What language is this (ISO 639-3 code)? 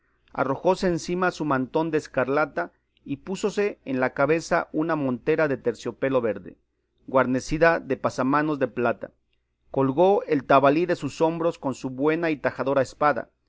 spa